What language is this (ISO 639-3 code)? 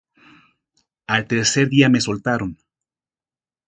spa